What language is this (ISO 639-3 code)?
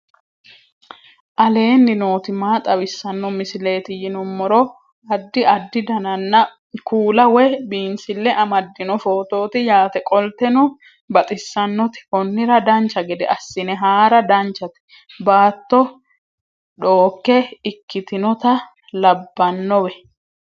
sid